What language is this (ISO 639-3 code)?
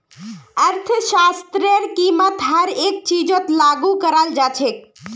mag